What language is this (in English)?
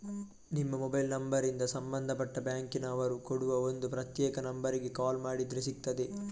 Kannada